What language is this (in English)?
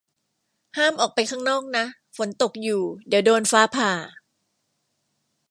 Thai